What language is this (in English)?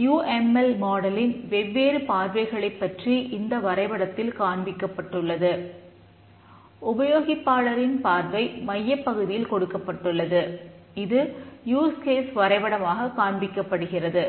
Tamil